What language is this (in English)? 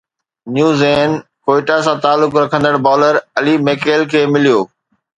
Sindhi